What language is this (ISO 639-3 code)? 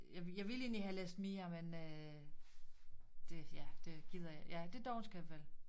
dan